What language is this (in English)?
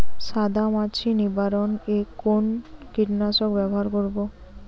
Bangla